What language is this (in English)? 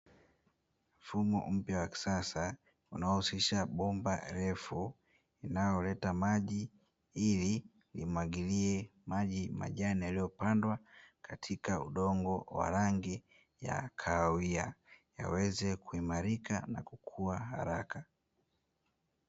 Swahili